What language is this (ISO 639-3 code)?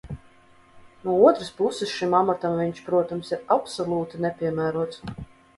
lav